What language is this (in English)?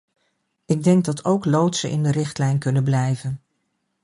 Dutch